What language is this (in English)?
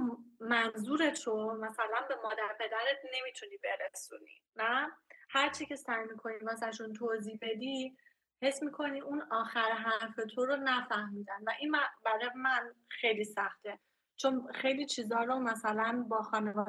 Persian